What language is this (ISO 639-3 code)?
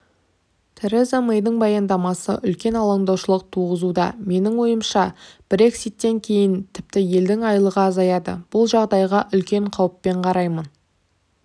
kaz